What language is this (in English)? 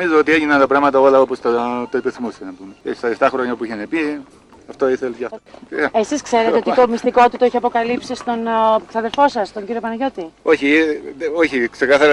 Greek